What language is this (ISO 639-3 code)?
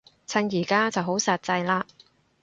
yue